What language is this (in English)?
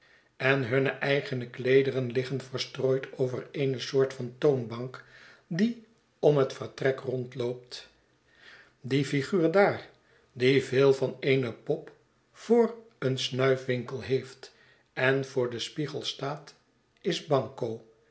Dutch